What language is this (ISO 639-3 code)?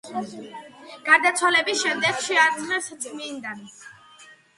kat